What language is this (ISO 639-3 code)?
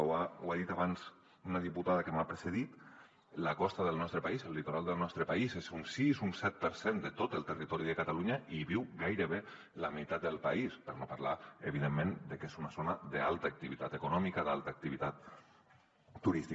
cat